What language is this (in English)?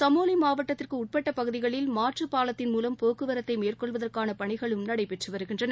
Tamil